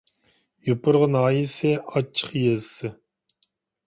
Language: Uyghur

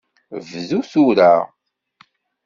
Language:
Kabyle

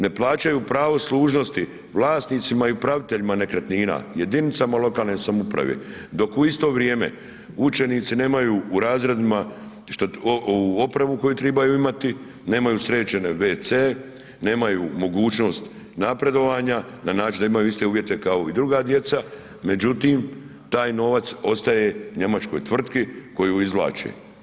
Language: Croatian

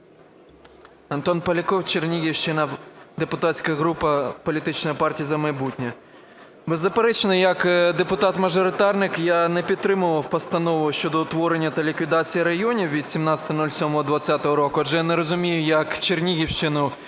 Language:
Ukrainian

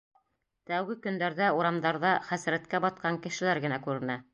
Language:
Bashkir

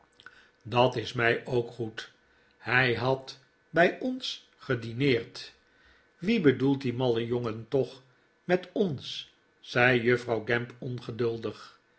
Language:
Dutch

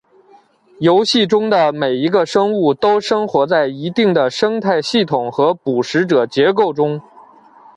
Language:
Chinese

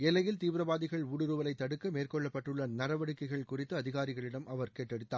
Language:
Tamil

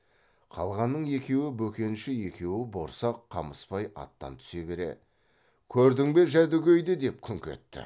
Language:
Kazakh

